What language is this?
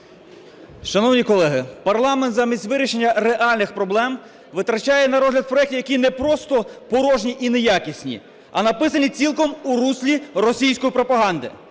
Ukrainian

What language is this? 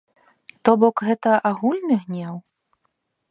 Belarusian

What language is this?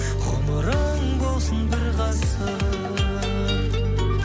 Kazakh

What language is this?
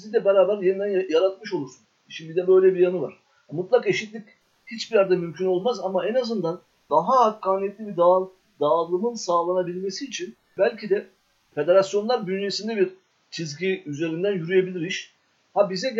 Turkish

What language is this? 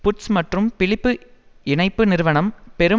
Tamil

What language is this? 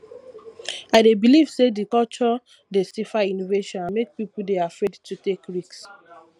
Nigerian Pidgin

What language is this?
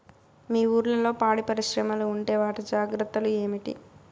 Telugu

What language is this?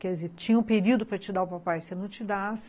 Portuguese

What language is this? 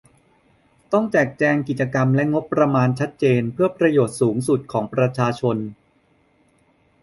Thai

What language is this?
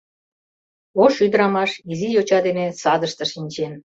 Mari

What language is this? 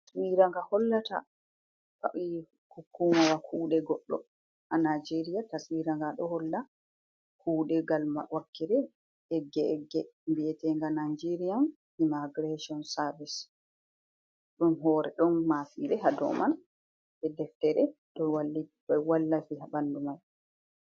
Fula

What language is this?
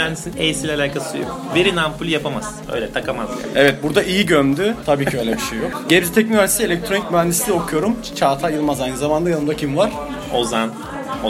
Turkish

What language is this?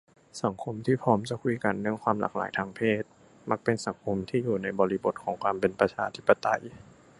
Thai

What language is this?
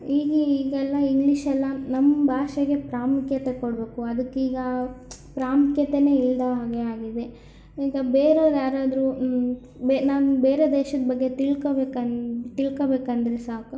Kannada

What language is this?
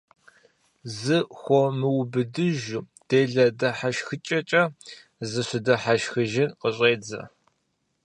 Kabardian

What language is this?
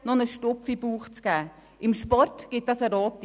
Swiss German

